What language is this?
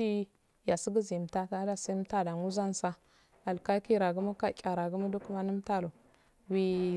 Afade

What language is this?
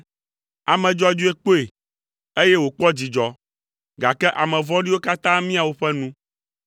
Ewe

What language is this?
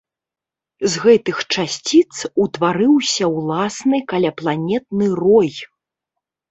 Belarusian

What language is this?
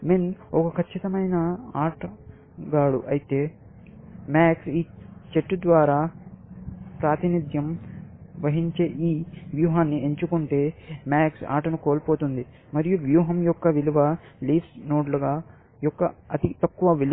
Telugu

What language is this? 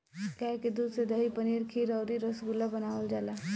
Bhojpuri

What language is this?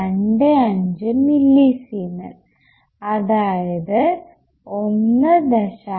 Malayalam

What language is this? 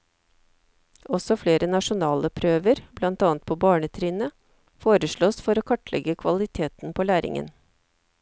Norwegian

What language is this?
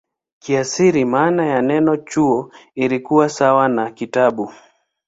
Swahili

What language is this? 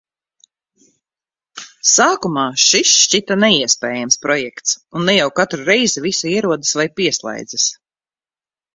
Latvian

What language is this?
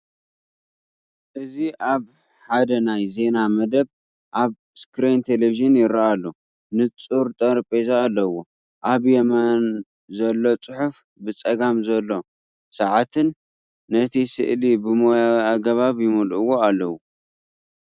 Tigrinya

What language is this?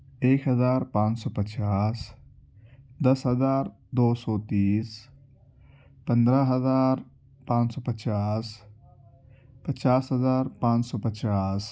Urdu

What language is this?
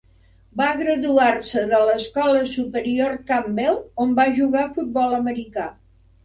Catalan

